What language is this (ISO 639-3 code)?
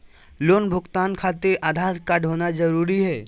mag